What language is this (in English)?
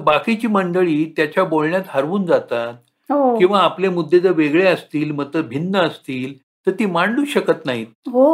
Marathi